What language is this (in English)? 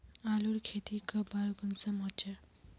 Magahi